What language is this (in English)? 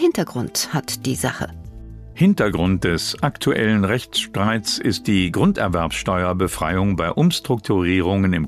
German